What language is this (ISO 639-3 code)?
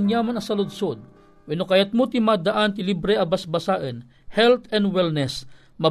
fil